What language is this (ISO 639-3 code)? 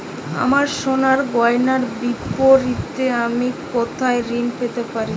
ben